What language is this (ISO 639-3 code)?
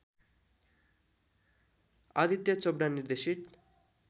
nep